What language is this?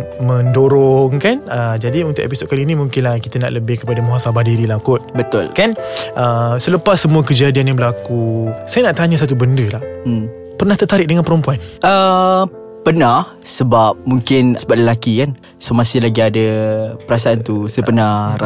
Malay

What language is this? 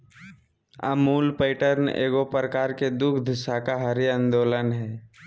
Magahi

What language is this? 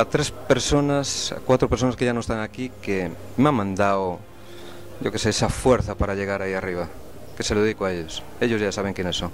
Spanish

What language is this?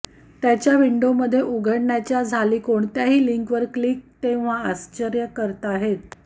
Marathi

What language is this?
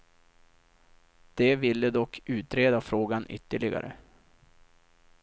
Swedish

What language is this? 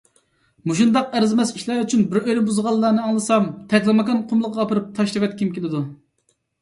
Uyghur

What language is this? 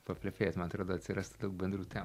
Lithuanian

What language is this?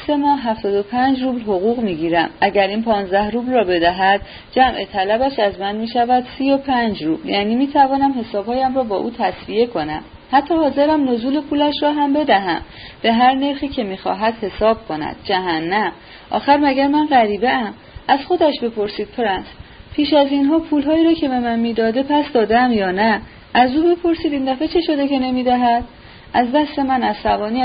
Persian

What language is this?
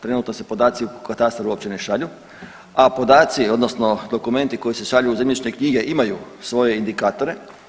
Croatian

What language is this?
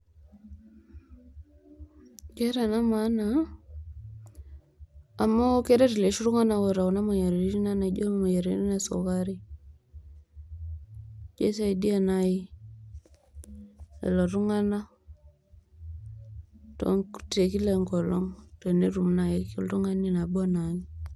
Masai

